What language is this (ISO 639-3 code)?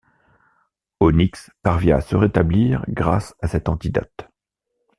fra